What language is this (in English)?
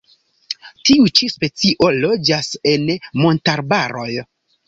Esperanto